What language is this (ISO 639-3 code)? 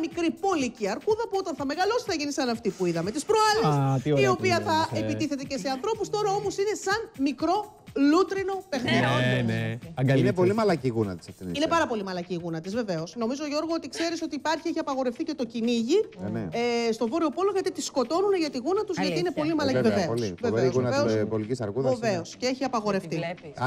ell